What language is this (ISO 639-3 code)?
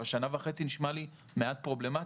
heb